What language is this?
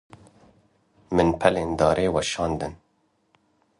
Kurdish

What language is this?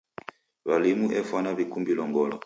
Taita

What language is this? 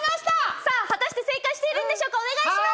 Japanese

